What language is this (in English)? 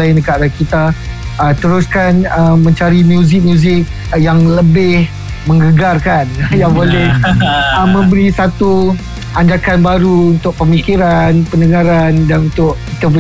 Malay